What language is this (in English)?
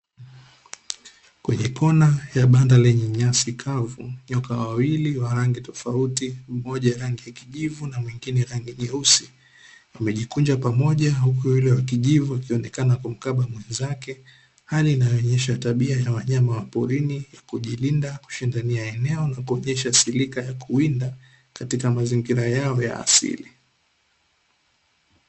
Swahili